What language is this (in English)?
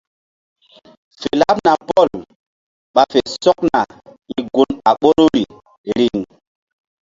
Mbum